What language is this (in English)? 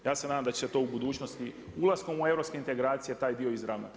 Croatian